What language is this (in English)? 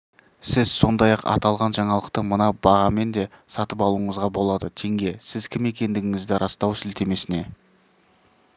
Kazakh